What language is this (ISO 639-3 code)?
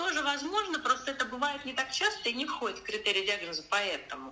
rus